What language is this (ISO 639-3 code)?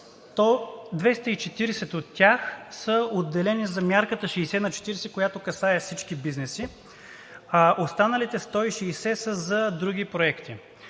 bul